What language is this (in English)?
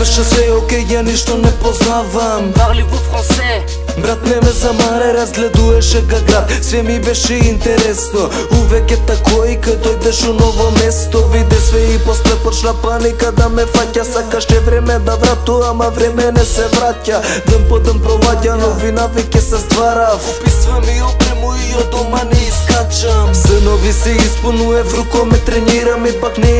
Romanian